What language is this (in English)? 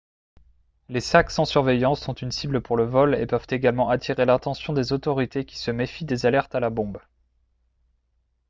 French